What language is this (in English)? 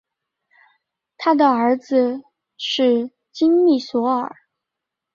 Chinese